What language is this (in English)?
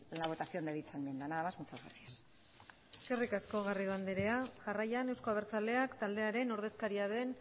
Basque